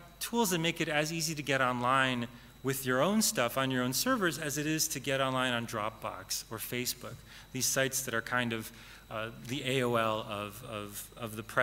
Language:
English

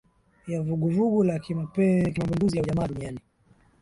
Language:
Swahili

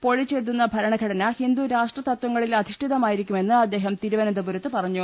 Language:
Malayalam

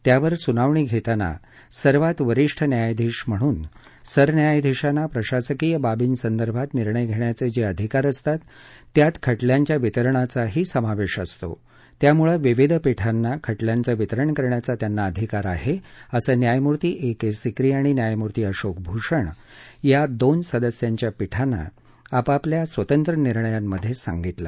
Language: Marathi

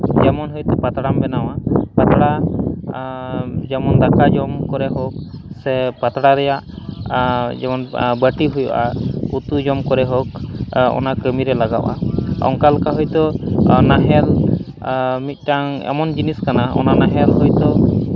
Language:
Santali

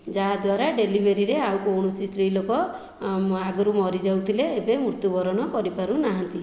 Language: Odia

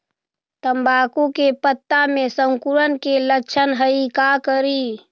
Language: Magahi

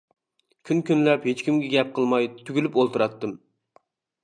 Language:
Uyghur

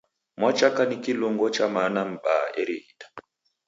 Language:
Taita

